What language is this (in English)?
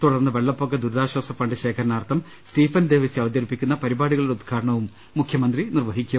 Malayalam